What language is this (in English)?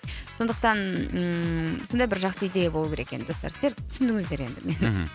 Kazakh